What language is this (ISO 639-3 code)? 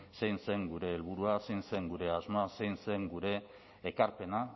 eus